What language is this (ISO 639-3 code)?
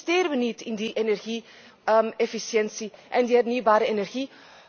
nld